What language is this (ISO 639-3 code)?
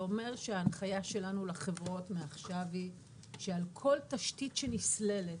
heb